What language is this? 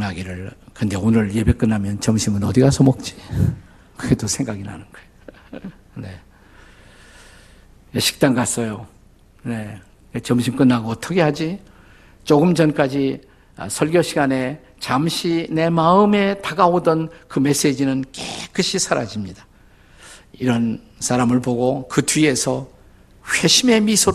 Korean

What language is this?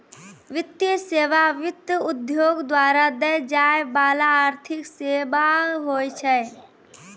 Maithili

